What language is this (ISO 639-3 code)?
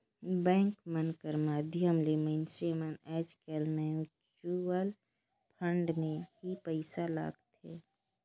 hne